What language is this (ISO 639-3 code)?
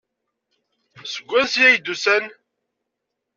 kab